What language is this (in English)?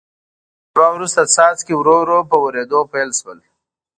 Pashto